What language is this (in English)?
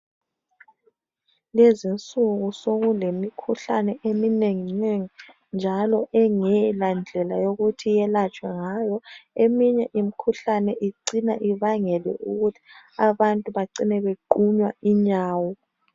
North Ndebele